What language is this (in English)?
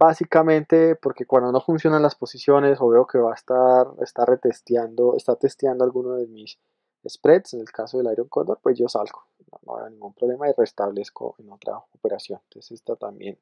Spanish